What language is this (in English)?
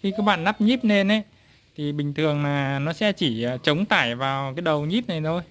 Vietnamese